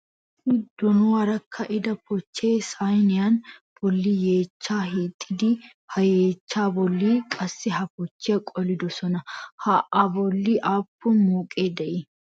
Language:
Wolaytta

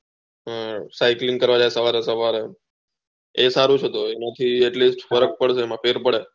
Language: Gujarati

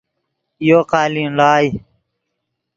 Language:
Yidgha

